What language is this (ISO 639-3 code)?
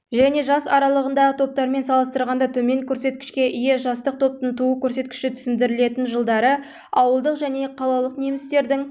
kaz